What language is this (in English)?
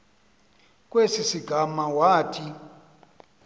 Xhosa